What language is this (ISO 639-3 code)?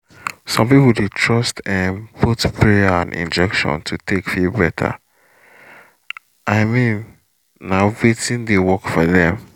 pcm